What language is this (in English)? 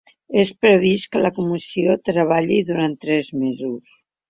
Catalan